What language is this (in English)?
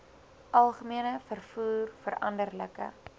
Afrikaans